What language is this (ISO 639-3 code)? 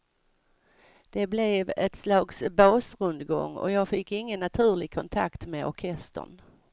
swe